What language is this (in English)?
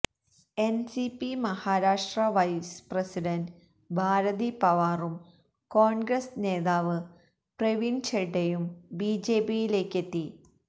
Malayalam